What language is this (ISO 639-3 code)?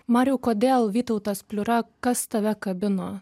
lit